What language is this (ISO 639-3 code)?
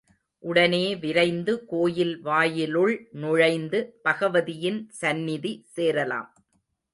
tam